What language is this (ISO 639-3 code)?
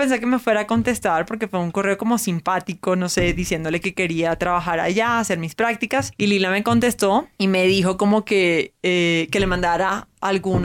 spa